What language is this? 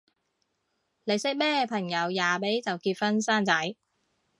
Cantonese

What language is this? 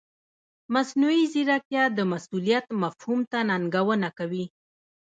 Pashto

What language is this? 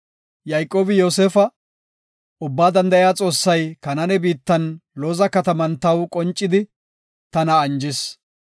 Gofa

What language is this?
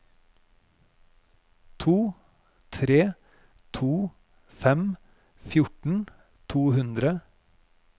Norwegian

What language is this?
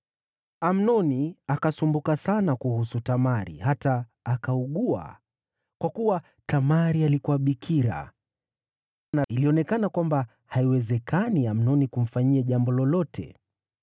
Swahili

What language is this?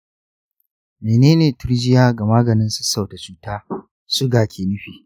Hausa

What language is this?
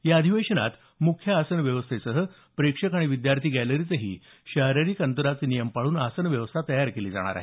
Marathi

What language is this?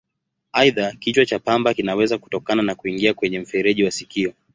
Swahili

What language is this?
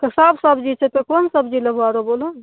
Maithili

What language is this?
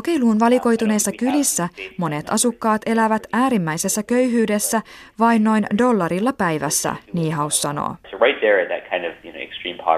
Finnish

